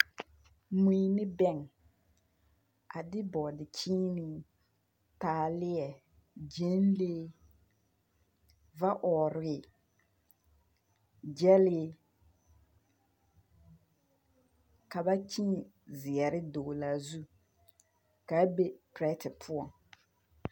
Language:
Southern Dagaare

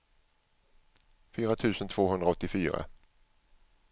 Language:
Swedish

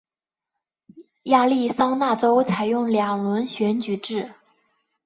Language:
Chinese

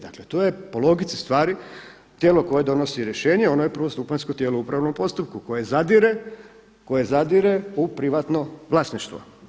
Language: Croatian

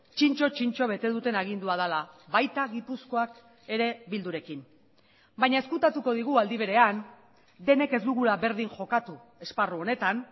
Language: Basque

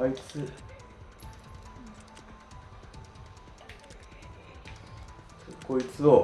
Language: Japanese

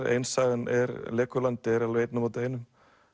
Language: Icelandic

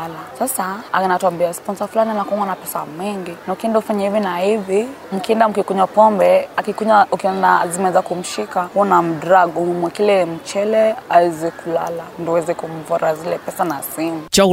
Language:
Swahili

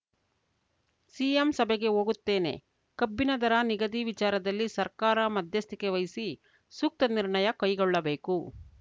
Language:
Kannada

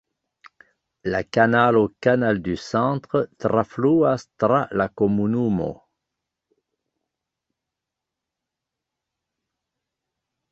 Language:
Esperanto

